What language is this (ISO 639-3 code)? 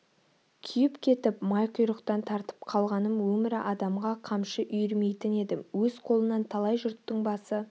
kaz